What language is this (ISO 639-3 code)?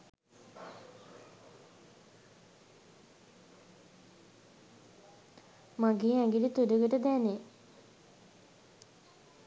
sin